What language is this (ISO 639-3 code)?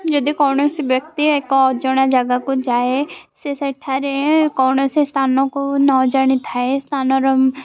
ori